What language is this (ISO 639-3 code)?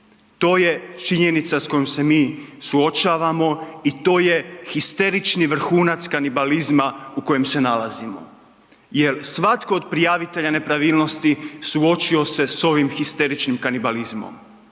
hrv